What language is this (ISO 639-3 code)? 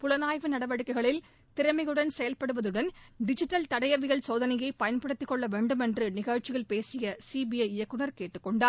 tam